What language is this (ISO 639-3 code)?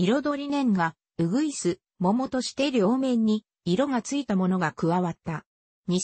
jpn